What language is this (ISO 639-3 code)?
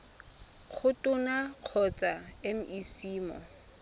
tsn